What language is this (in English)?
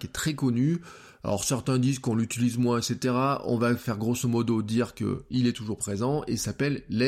French